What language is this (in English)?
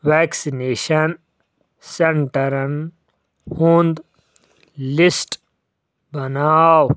Kashmiri